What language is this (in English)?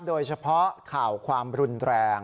Thai